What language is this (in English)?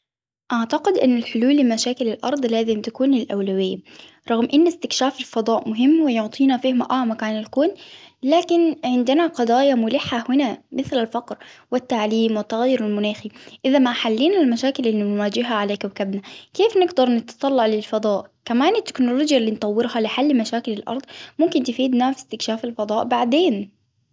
Hijazi Arabic